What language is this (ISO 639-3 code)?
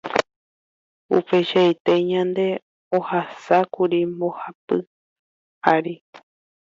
grn